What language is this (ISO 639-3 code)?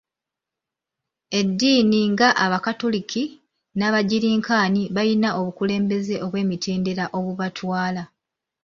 lug